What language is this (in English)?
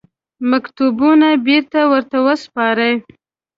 Pashto